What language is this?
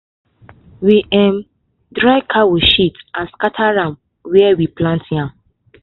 Nigerian Pidgin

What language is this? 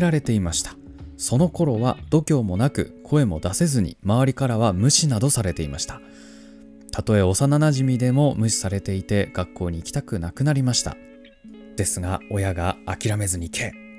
Japanese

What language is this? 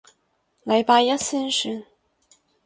Cantonese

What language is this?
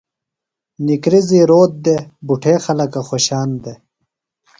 Phalura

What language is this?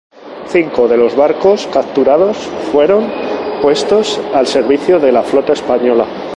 Spanish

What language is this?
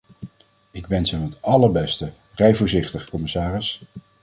Dutch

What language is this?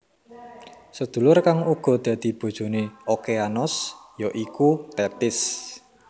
Javanese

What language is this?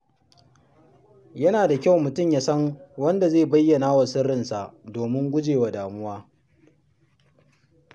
Hausa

